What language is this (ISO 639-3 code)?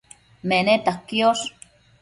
mcf